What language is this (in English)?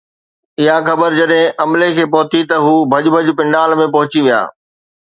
Sindhi